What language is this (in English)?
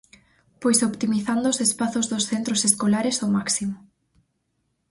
Galician